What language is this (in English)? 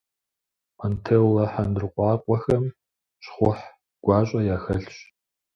Kabardian